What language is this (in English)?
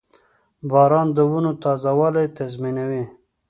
Pashto